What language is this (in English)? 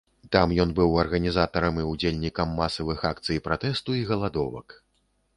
Belarusian